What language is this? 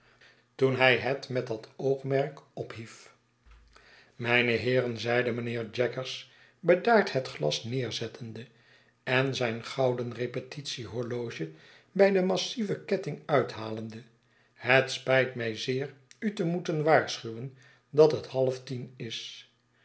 Dutch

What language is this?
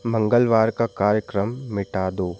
Hindi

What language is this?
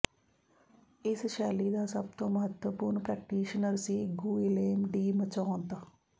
Punjabi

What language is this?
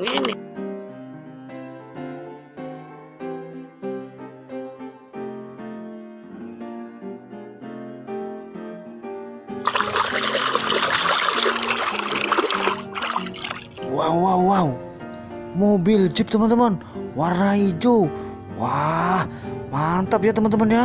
Indonesian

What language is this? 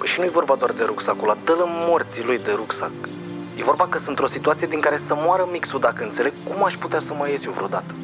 Romanian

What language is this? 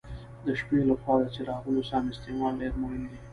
Pashto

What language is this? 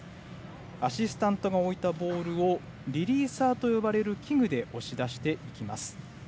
Japanese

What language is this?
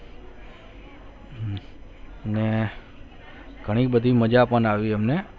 Gujarati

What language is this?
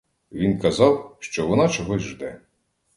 Ukrainian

